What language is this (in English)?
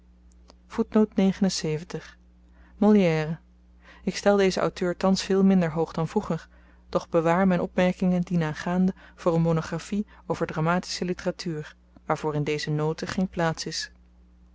Dutch